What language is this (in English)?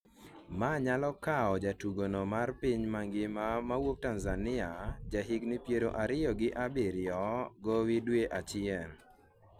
Luo (Kenya and Tanzania)